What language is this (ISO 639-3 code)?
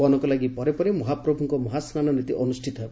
ori